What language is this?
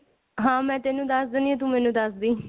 Punjabi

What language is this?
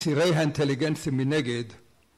Hebrew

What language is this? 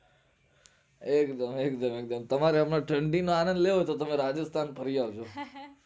Gujarati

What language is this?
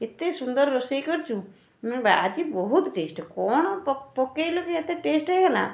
Odia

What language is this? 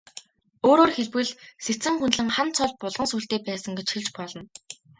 Mongolian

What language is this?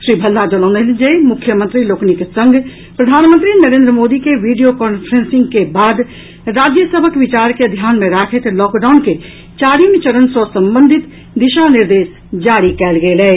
Maithili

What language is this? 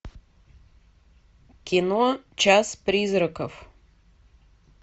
Russian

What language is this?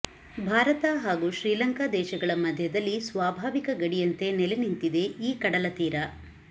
Kannada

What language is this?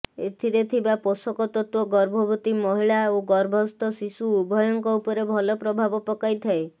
Odia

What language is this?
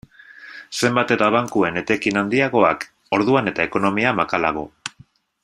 Basque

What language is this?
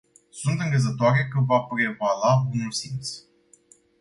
Romanian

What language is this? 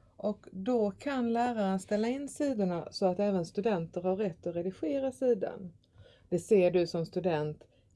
Swedish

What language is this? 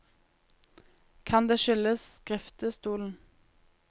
Norwegian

